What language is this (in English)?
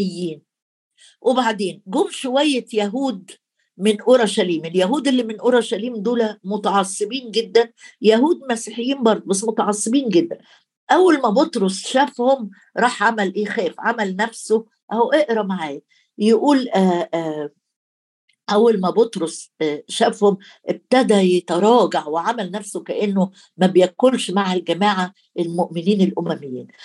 Arabic